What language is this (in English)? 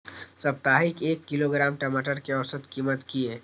Maithili